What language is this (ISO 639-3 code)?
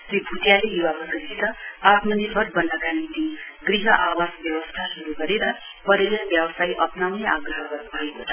nep